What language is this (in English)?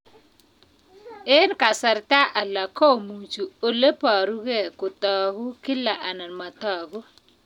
Kalenjin